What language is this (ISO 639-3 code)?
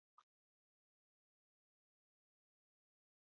uzb